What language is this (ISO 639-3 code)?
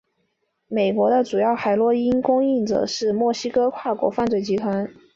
zho